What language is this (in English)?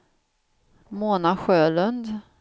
Swedish